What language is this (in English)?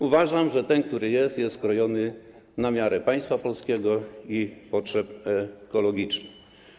Polish